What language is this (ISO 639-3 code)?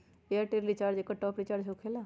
mag